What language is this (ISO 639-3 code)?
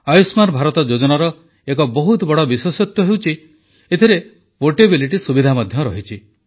ori